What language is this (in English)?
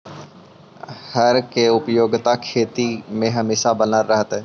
Magahi